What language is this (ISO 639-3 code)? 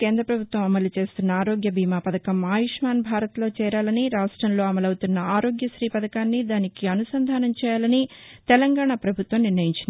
tel